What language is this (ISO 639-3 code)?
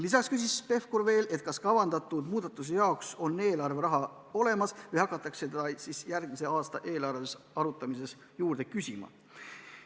est